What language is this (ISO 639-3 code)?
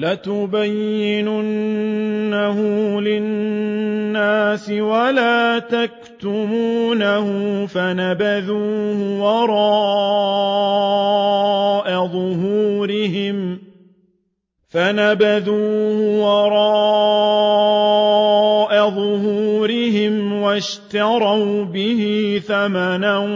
ara